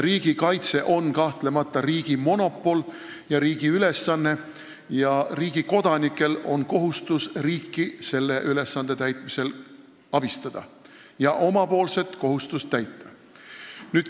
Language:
Estonian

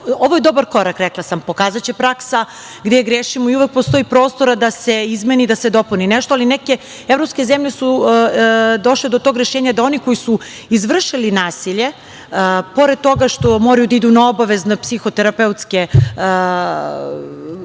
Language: Serbian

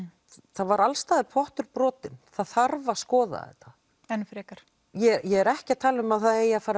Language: Icelandic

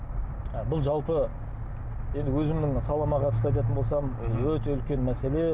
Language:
Kazakh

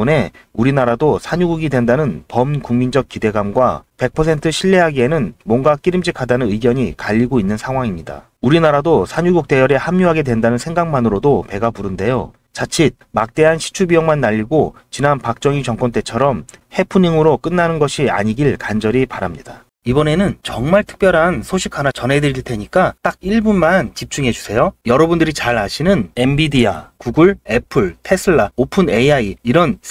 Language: Korean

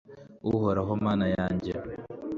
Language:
Kinyarwanda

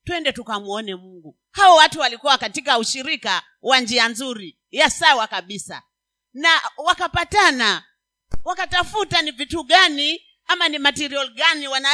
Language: Swahili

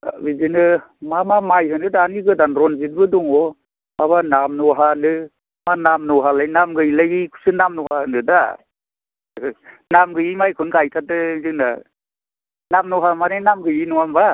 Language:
Bodo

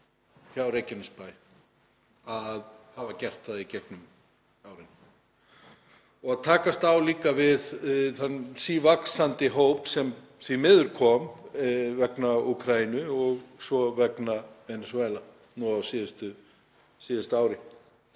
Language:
Icelandic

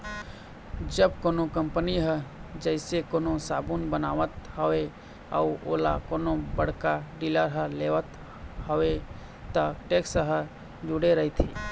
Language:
Chhattisgarhi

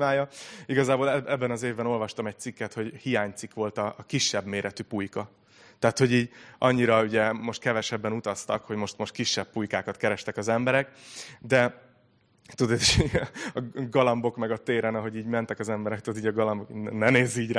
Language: Hungarian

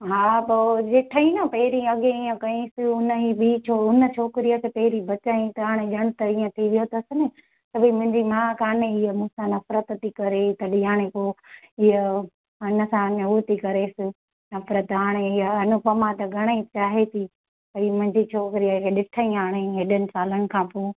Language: Sindhi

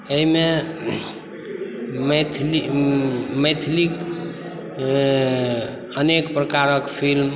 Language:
Maithili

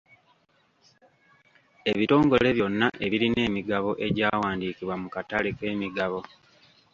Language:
Ganda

